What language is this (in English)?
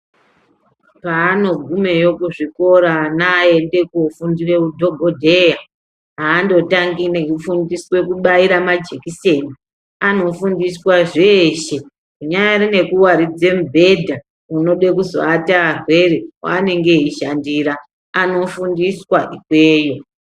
Ndau